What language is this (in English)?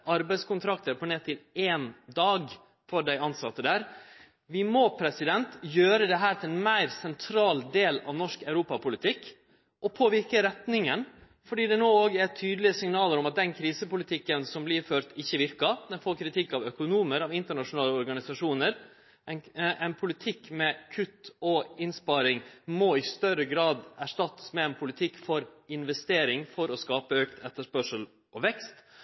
Norwegian Nynorsk